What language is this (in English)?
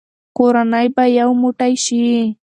Pashto